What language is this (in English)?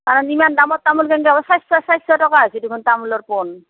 Assamese